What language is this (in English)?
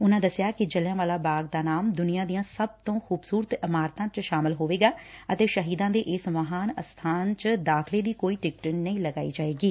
Punjabi